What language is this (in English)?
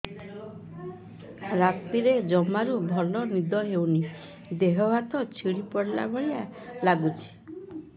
Odia